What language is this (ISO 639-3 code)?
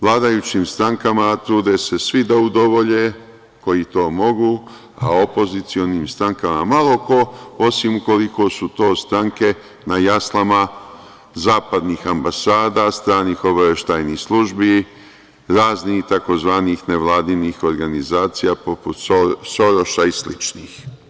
srp